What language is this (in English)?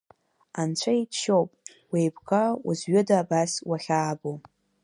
Abkhazian